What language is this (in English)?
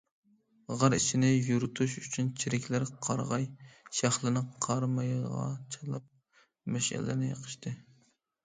Uyghur